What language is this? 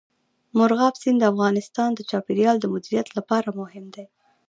Pashto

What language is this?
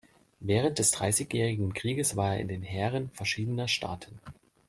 German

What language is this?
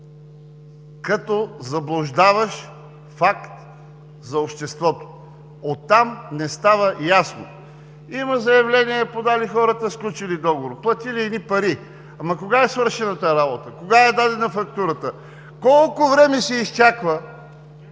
Bulgarian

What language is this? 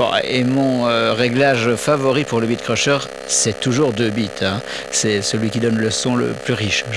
French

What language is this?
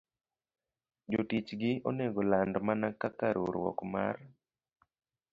Luo (Kenya and Tanzania)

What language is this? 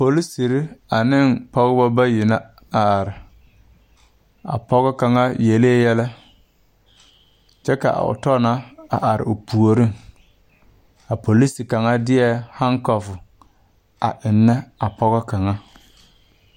Southern Dagaare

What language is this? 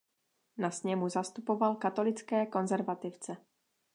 Czech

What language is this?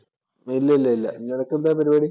Malayalam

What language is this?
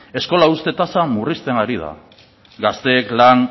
Basque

